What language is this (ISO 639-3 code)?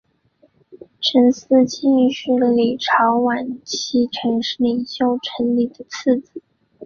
zho